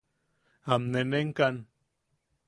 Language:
Yaqui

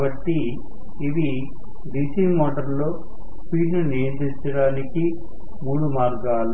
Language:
Telugu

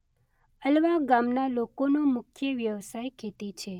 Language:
Gujarati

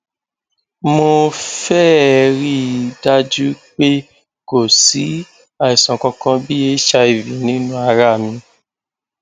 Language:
Yoruba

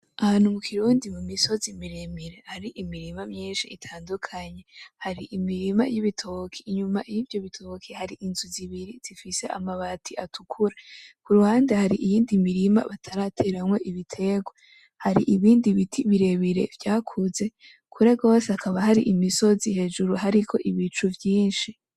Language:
Rundi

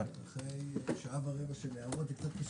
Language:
Hebrew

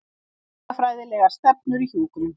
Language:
Icelandic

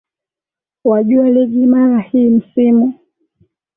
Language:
Swahili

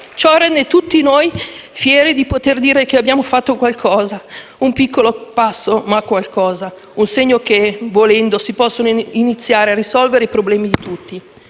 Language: Italian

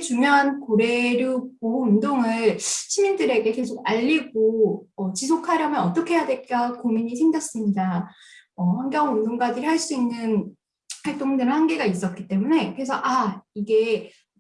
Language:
Korean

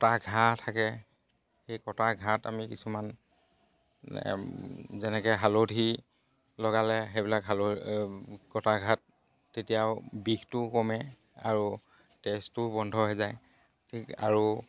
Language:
Assamese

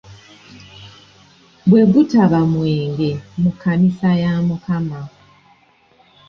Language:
Ganda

